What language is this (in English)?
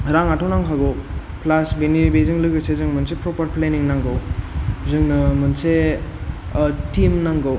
Bodo